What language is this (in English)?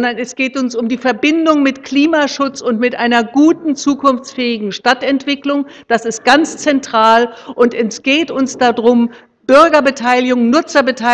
German